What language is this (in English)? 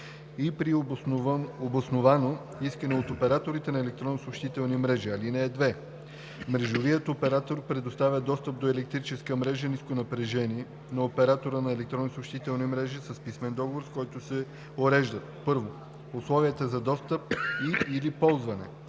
Bulgarian